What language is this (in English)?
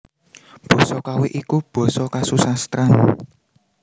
Javanese